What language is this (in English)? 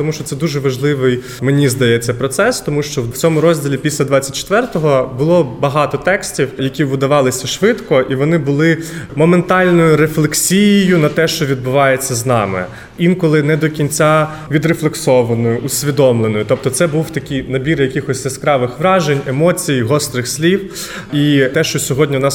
Ukrainian